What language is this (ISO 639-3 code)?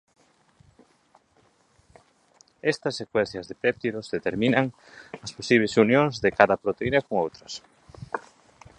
glg